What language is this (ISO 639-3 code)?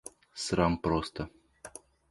rus